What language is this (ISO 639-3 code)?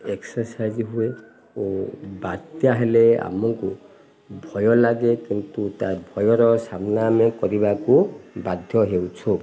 ori